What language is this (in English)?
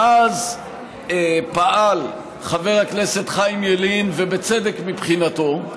Hebrew